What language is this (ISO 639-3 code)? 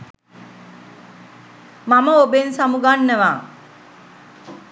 sin